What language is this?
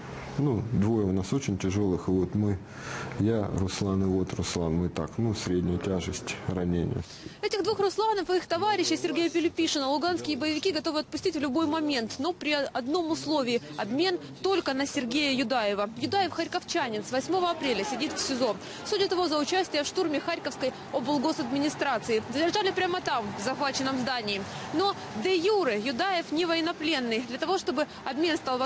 Russian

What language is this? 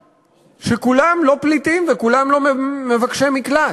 Hebrew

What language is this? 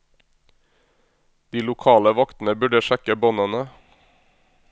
Norwegian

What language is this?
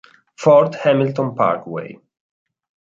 Italian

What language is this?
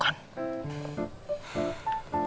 Indonesian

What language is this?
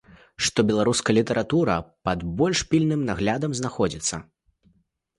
Belarusian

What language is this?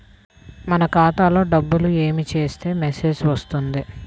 Telugu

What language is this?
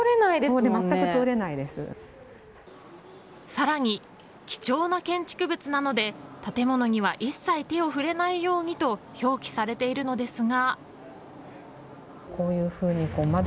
Japanese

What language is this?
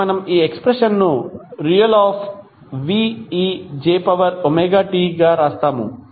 Telugu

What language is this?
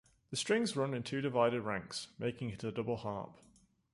English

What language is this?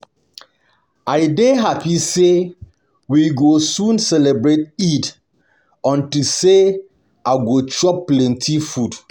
Nigerian Pidgin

